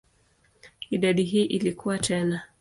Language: Swahili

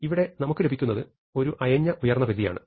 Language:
Malayalam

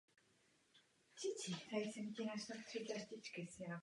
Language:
Czech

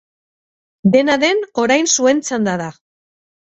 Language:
Basque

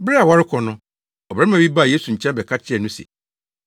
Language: Akan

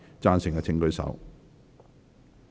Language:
Cantonese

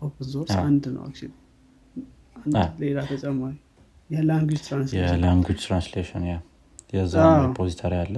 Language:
Amharic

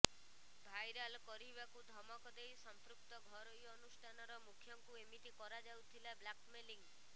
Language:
Odia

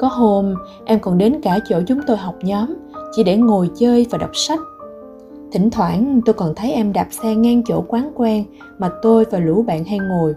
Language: Vietnamese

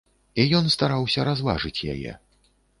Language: Belarusian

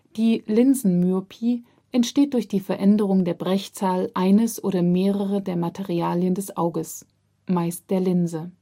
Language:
German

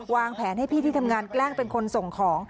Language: Thai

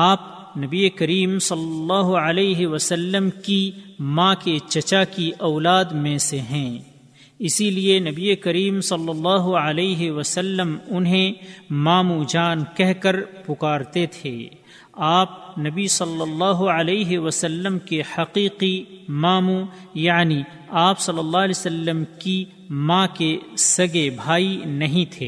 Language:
Urdu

